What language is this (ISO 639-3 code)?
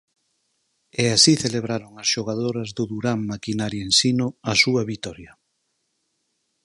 glg